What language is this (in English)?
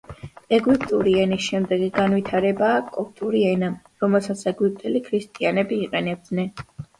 Georgian